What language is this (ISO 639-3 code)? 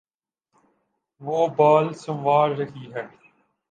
urd